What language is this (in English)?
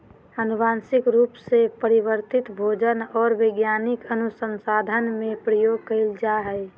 Magahi